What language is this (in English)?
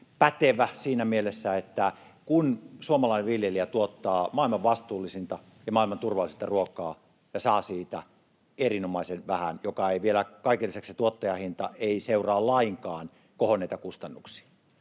Finnish